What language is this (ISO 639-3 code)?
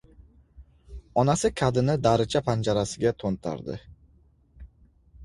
uzb